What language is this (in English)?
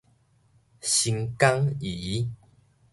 Min Nan Chinese